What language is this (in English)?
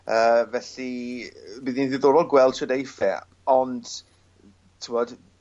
Welsh